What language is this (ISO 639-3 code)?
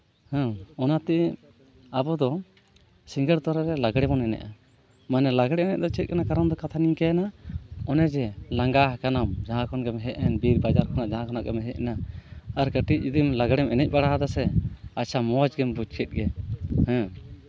sat